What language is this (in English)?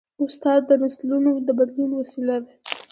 Pashto